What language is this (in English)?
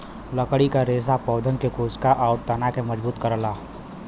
Bhojpuri